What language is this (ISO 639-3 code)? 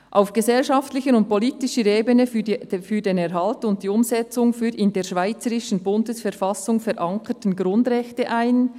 gsw